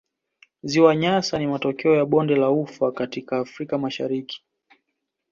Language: Swahili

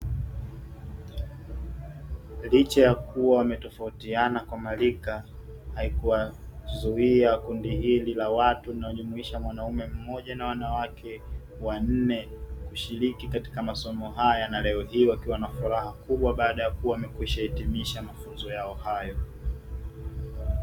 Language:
Swahili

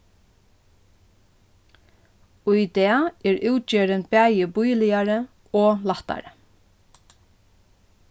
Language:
Faroese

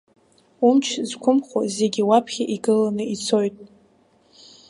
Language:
Abkhazian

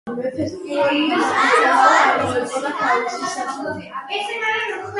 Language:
Georgian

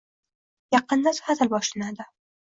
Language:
Uzbek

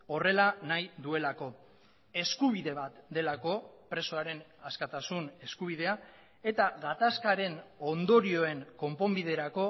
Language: Basque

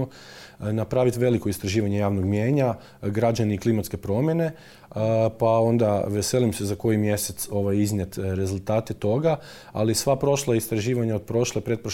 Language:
Croatian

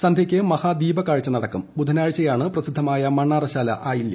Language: Malayalam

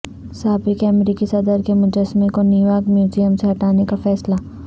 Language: Urdu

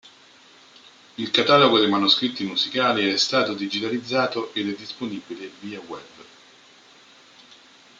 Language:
Italian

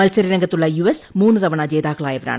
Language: Malayalam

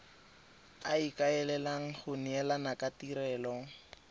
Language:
Tswana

